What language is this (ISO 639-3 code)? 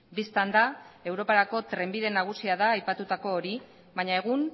eus